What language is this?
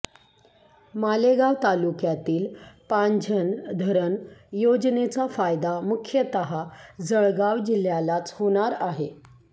Marathi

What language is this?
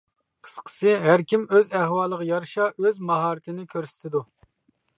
Uyghur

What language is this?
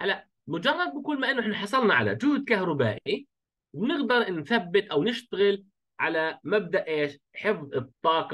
Arabic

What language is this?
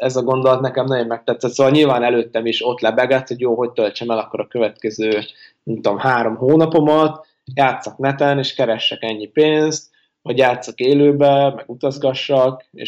Hungarian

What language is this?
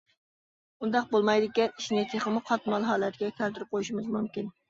Uyghur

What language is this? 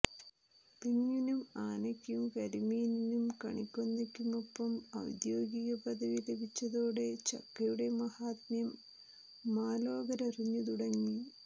Malayalam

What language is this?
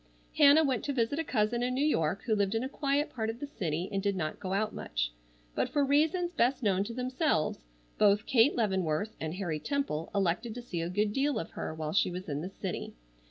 English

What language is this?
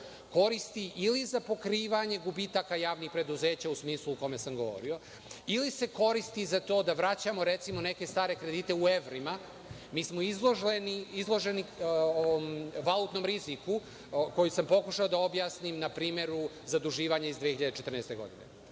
Serbian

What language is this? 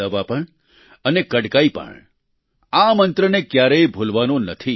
Gujarati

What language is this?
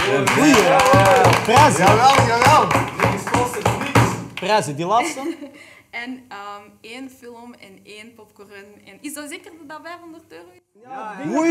Dutch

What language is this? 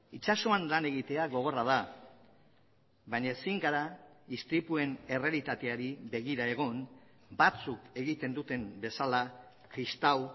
Basque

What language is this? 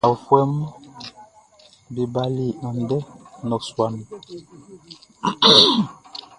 Baoulé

